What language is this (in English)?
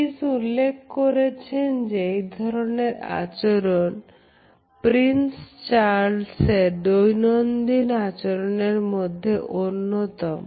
Bangla